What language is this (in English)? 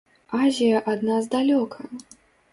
Belarusian